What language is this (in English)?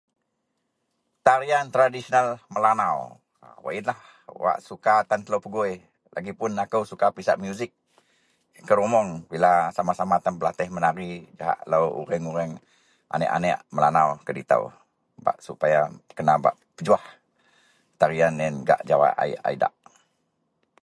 Central Melanau